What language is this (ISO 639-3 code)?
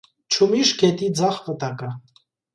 hye